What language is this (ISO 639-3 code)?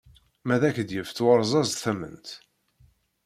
kab